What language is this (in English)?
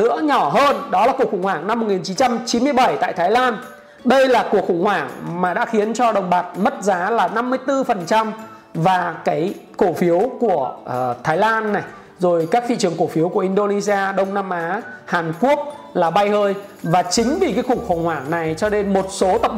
Vietnamese